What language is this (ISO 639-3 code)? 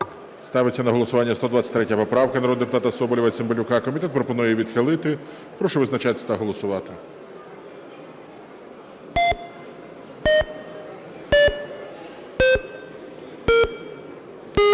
ukr